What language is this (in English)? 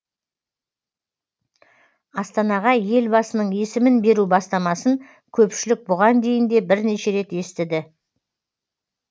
Kazakh